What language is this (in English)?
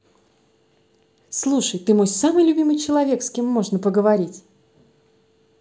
Russian